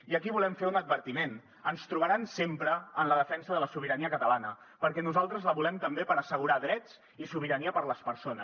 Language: Catalan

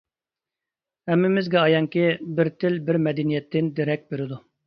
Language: Uyghur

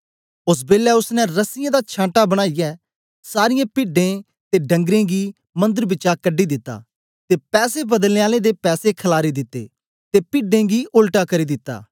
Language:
Dogri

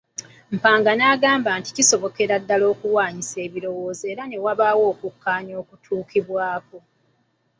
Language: Ganda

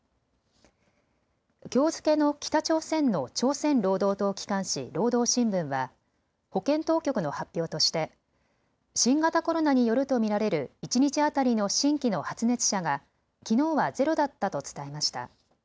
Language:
Japanese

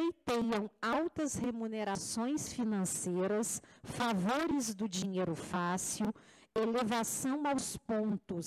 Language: Portuguese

